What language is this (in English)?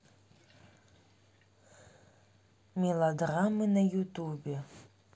Russian